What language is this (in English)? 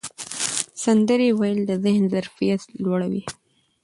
Pashto